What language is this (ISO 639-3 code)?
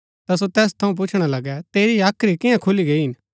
gbk